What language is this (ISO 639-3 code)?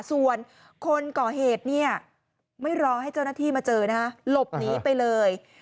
tha